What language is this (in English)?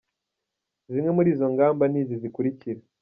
Kinyarwanda